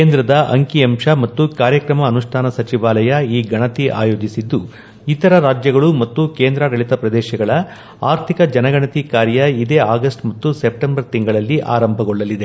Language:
Kannada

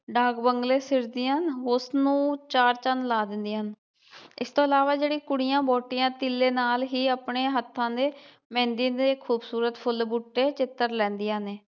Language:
Punjabi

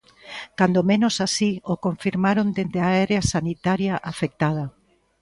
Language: Galician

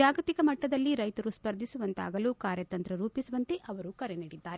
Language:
Kannada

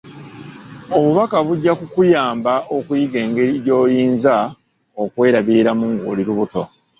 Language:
Ganda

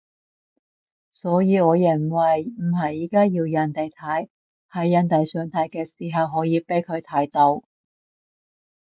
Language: Cantonese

